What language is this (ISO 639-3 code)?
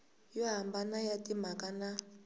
tso